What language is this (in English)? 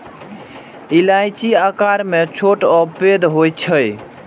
Maithili